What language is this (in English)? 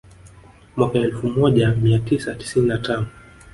Swahili